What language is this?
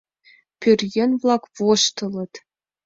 Mari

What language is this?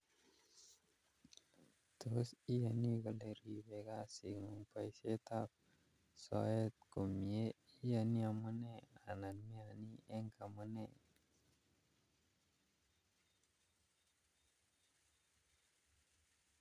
Kalenjin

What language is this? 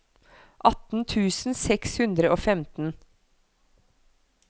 Norwegian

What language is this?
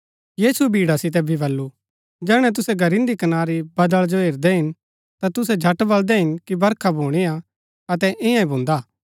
Gaddi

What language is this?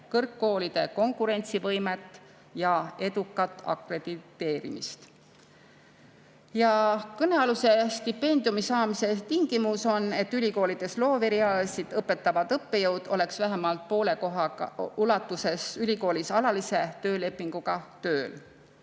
Estonian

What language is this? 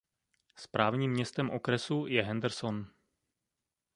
Czech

